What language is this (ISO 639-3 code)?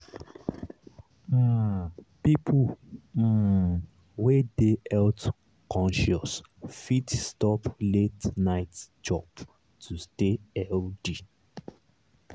pcm